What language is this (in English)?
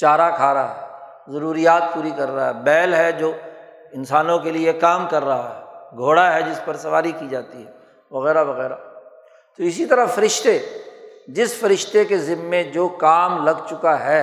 Urdu